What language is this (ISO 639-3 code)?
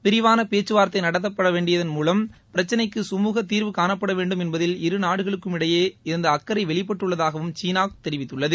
tam